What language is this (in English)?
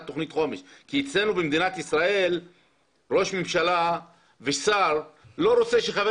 Hebrew